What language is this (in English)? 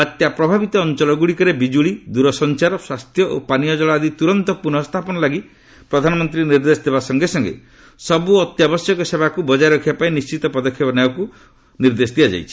Odia